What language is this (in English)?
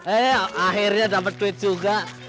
Indonesian